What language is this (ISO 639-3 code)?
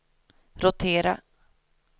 swe